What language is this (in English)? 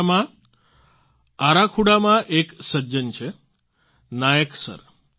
Gujarati